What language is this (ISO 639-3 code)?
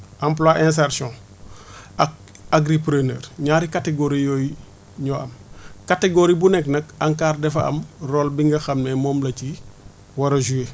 wol